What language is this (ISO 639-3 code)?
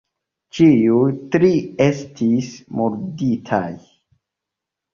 epo